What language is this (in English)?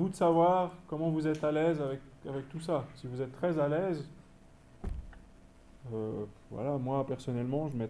French